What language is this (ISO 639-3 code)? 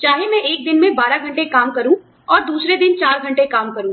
hin